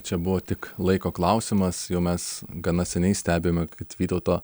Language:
Lithuanian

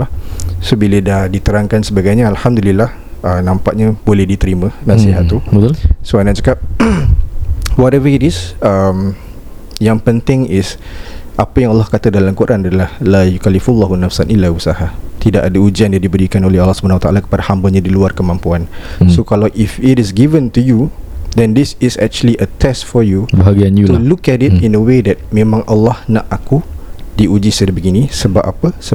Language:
Malay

